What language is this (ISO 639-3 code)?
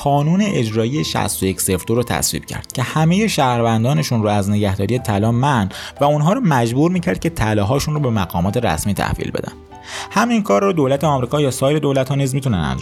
fas